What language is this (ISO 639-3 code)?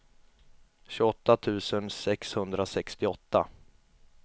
swe